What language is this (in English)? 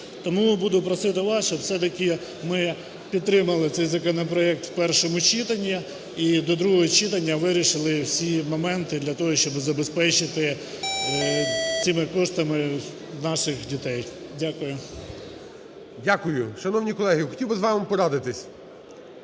Ukrainian